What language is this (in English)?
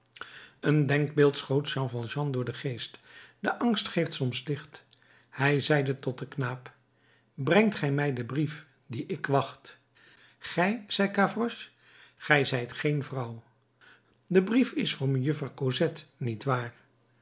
Dutch